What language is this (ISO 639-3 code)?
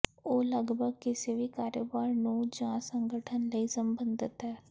pan